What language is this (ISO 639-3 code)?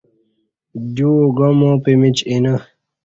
bsh